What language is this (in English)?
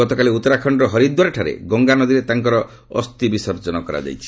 Odia